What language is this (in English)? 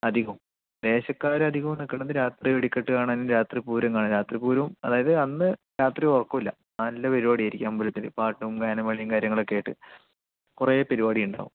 Malayalam